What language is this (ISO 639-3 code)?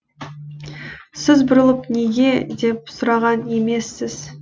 kaz